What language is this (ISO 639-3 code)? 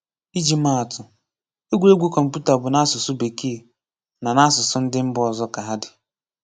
ibo